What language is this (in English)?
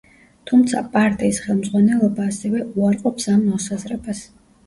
Georgian